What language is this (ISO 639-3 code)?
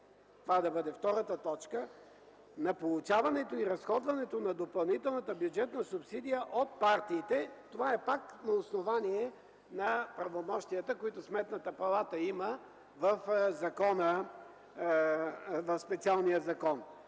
bul